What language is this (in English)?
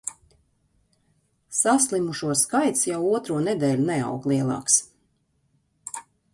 Latvian